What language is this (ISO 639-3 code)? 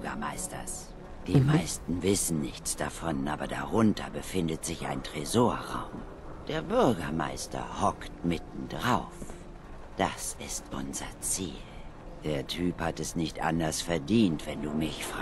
deu